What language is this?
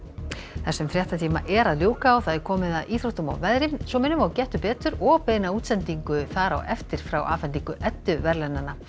Icelandic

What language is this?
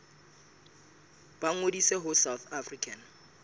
Southern Sotho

